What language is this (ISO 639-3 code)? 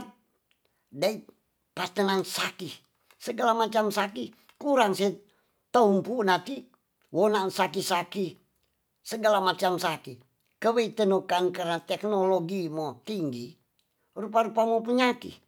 txs